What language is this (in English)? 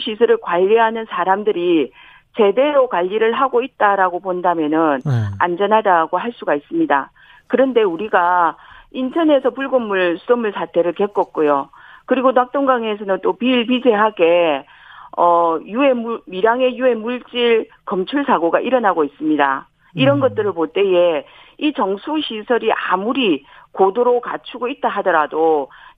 Korean